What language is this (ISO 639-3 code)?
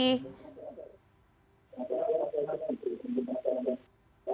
ind